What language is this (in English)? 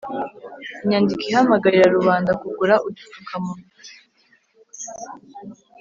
Kinyarwanda